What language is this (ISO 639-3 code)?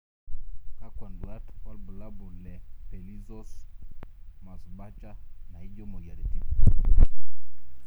mas